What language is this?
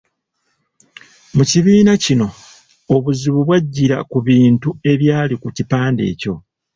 Ganda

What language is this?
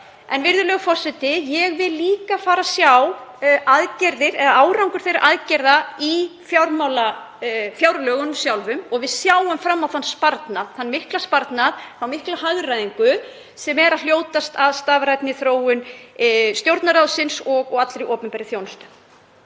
Icelandic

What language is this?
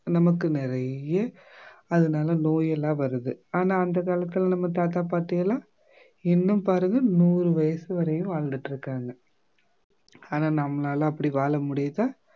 Tamil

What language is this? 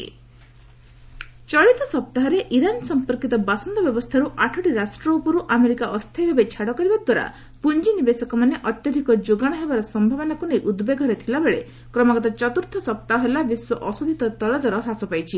Odia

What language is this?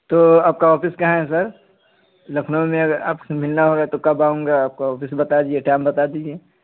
Urdu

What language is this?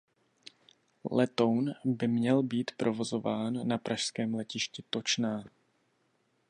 Czech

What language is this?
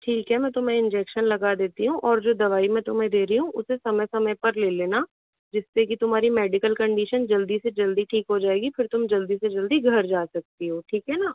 Hindi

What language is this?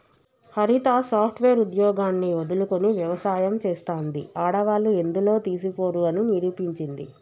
Telugu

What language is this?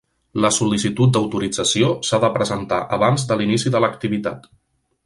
Catalan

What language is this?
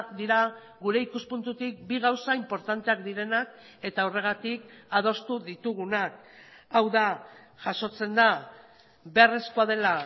Basque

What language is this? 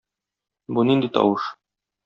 Tatar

